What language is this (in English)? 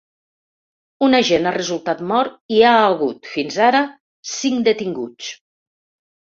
Catalan